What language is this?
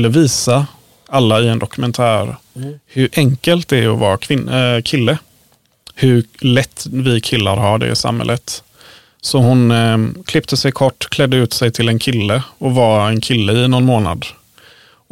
Swedish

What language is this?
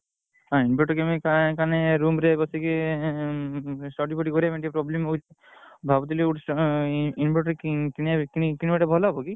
Odia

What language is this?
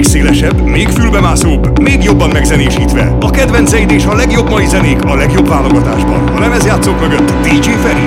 Hungarian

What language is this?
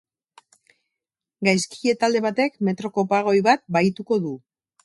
Basque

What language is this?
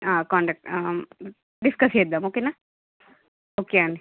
Telugu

